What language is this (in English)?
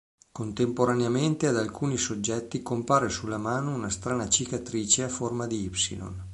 Italian